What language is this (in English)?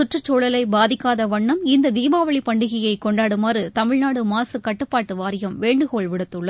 Tamil